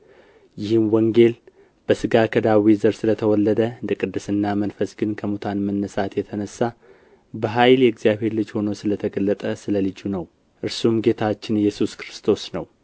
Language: Amharic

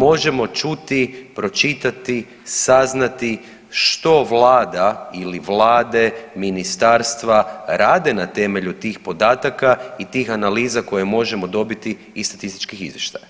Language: Croatian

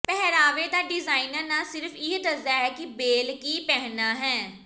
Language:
Punjabi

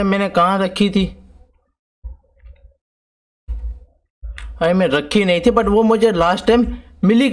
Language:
Urdu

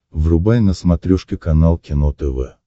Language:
Russian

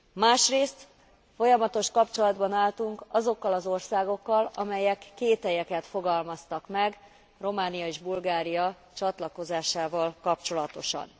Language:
Hungarian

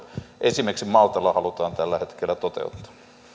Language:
Finnish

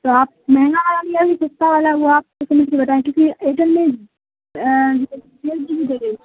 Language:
Urdu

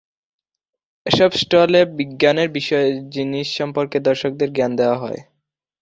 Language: Bangla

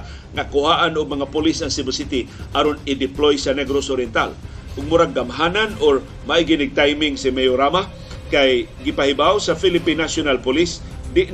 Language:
Filipino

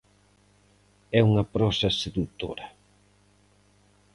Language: Galician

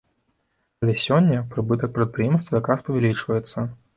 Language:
Belarusian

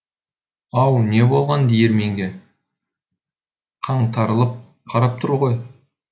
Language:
Kazakh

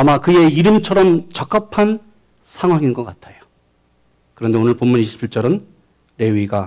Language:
Korean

